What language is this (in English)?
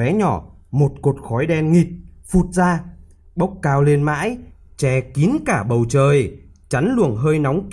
Vietnamese